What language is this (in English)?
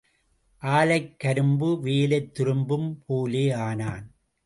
Tamil